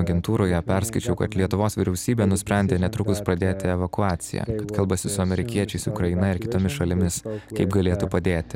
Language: Lithuanian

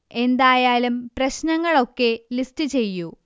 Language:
Malayalam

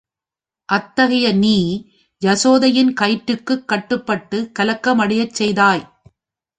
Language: Tamil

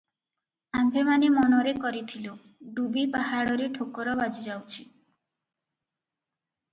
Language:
Odia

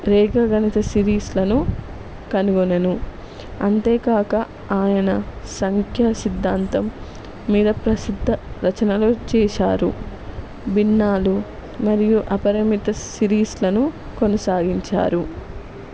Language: Telugu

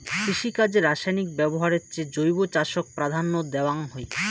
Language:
Bangla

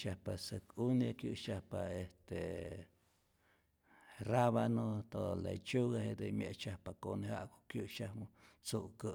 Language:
Rayón Zoque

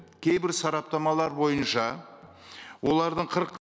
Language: Kazakh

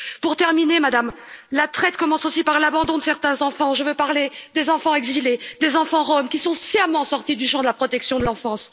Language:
French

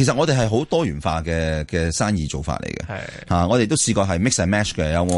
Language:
Chinese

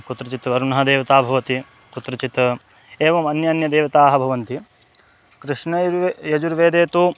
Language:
Sanskrit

